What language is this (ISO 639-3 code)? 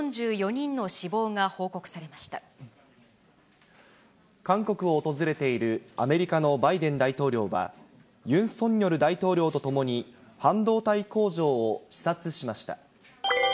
jpn